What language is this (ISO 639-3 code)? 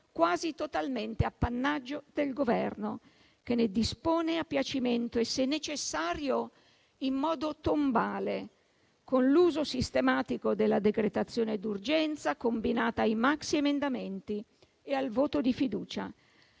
ita